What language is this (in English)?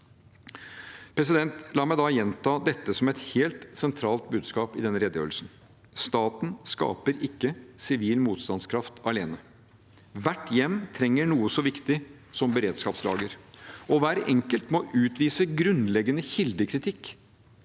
Norwegian